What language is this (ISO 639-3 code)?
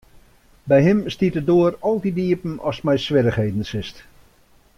fry